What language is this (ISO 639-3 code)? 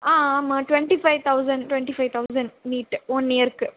tam